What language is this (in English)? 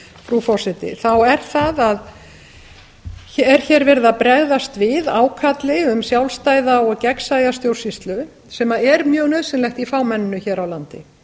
Icelandic